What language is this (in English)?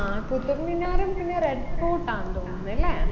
Malayalam